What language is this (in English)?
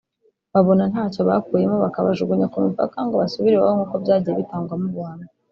Kinyarwanda